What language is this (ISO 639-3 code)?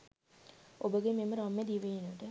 sin